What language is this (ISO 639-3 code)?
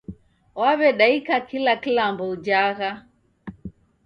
dav